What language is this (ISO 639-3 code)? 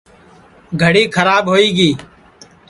ssi